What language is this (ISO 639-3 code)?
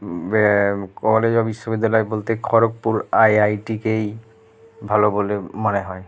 ben